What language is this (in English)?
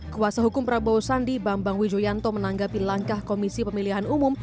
Indonesian